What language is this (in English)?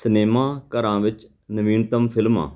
Punjabi